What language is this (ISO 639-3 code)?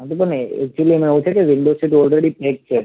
guj